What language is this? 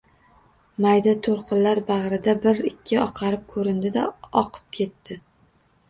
Uzbek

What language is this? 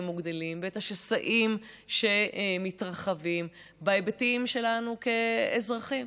Hebrew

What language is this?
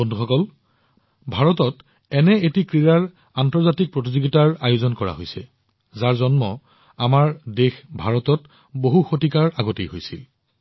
Assamese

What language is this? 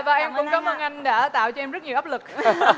Vietnamese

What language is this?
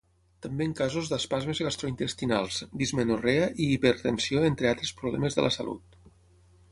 Catalan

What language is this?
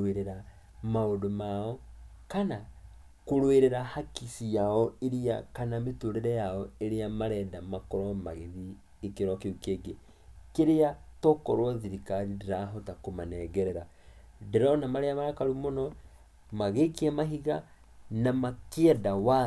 Kikuyu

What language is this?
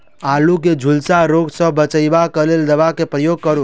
Maithili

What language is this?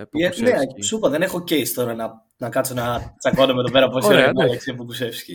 Greek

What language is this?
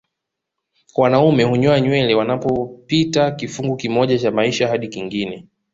Swahili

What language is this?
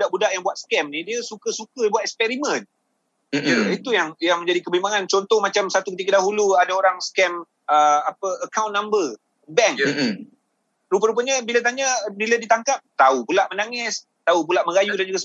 Malay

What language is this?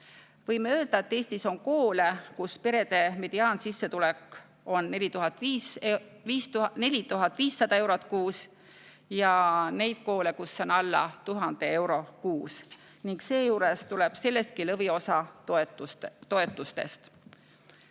Estonian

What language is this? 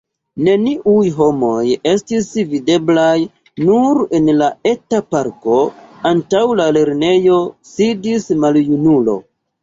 Esperanto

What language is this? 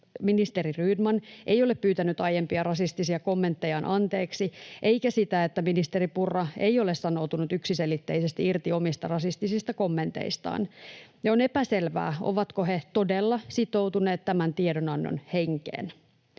Finnish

